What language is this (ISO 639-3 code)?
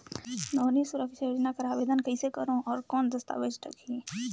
hne